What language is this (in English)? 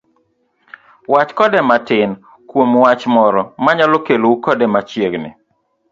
Luo (Kenya and Tanzania)